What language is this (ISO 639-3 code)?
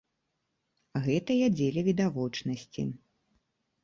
bel